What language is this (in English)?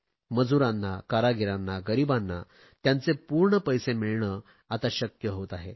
Marathi